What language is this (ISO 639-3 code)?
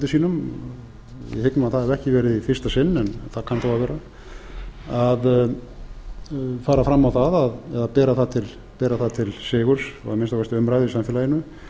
isl